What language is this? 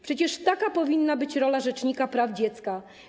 Polish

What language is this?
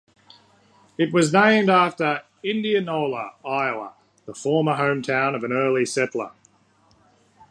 English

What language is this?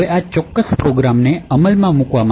Gujarati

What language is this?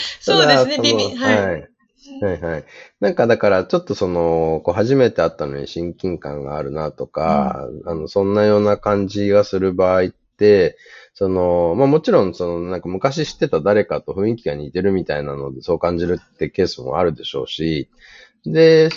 Japanese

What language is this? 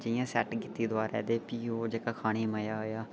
Dogri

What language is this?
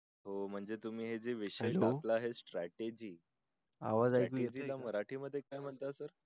Marathi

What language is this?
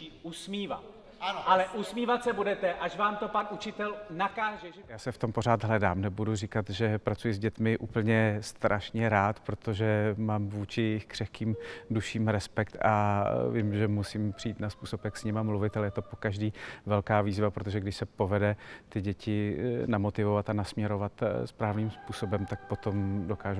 Czech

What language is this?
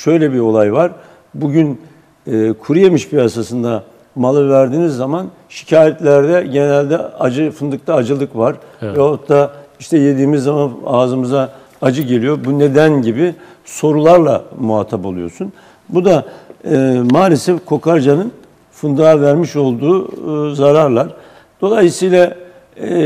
Turkish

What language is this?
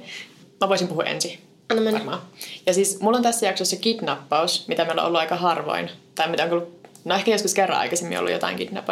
Finnish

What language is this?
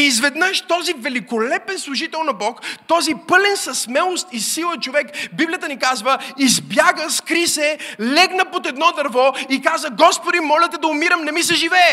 Bulgarian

